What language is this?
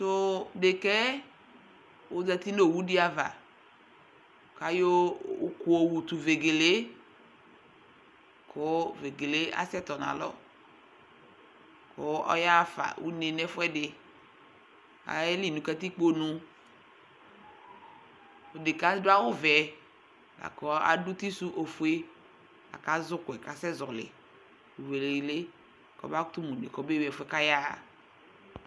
Ikposo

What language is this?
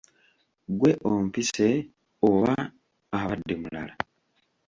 Ganda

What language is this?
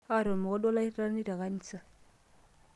Masai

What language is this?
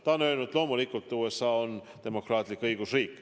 Estonian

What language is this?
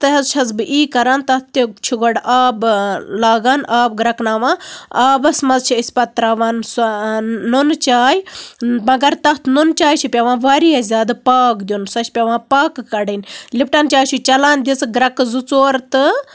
Kashmiri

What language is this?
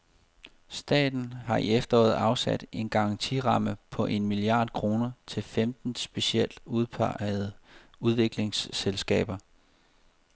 Danish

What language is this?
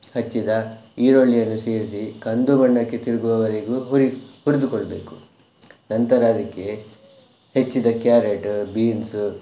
Kannada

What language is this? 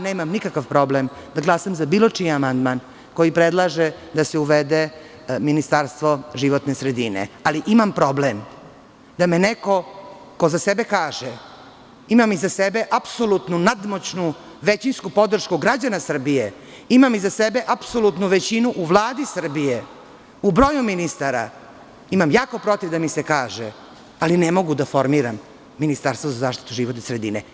Serbian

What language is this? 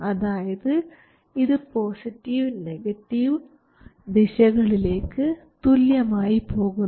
Malayalam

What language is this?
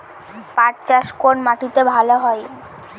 Bangla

